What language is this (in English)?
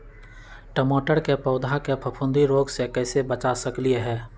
Magahi